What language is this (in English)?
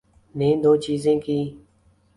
Urdu